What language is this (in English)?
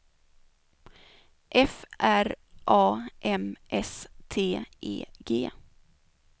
Swedish